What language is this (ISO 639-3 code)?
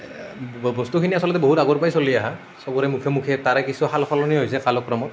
asm